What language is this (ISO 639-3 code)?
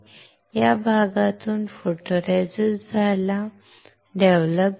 mar